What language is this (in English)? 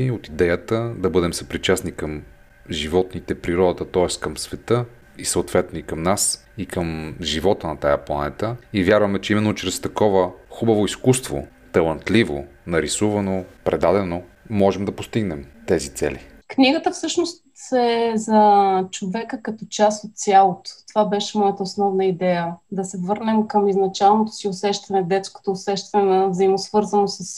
Bulgarian